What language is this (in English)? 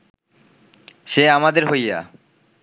Bangla